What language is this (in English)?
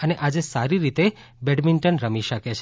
Gujarati